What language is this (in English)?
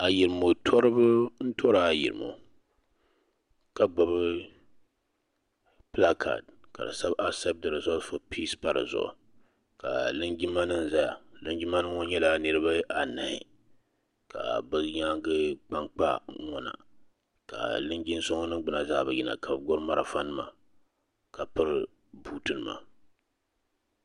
Dagbani